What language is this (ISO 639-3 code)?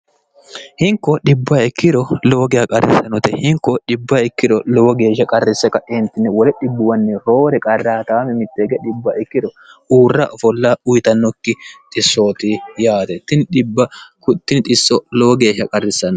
sid